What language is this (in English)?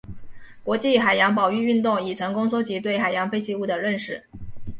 Chinese